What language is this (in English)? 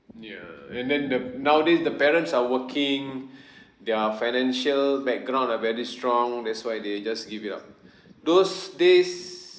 English